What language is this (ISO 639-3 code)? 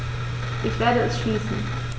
deu